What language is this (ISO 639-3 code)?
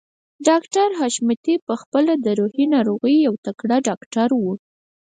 pus